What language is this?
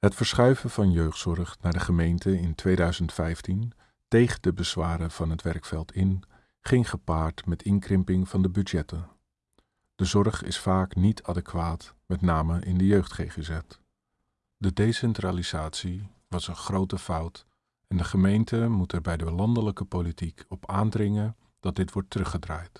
Dutch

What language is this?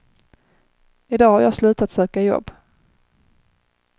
Swedish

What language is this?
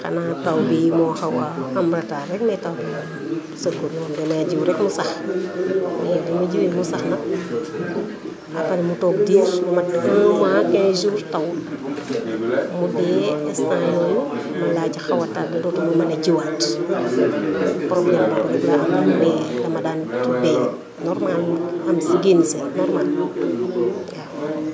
Wolof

